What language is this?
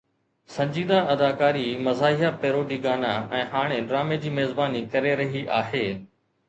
Sindhi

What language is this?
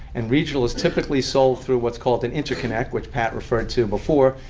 English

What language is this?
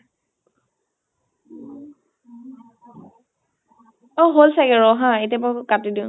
Assamese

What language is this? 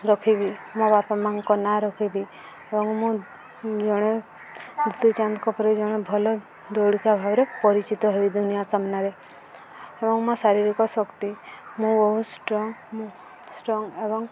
Odia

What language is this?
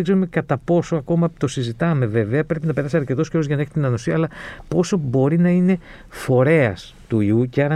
Greek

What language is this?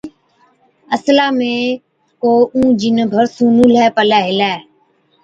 Od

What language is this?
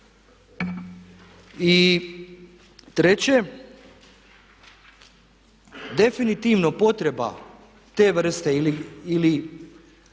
Croatian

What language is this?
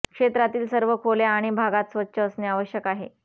Marathi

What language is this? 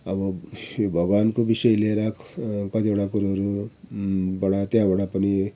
Nepali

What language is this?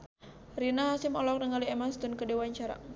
Sundanese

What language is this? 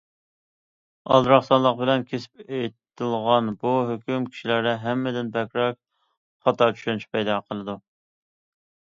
Uyghur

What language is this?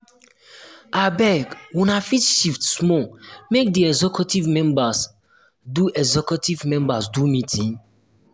Nigerian Pidgin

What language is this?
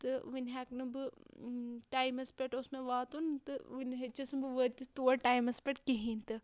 Kashmiri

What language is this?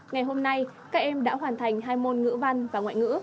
Vietnamese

